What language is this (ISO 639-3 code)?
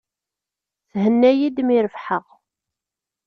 kab